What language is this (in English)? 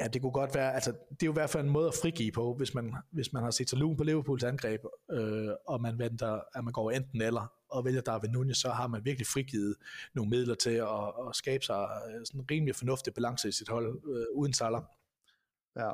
Danish